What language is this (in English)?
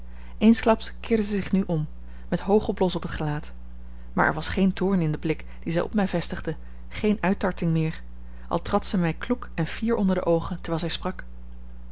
Dutch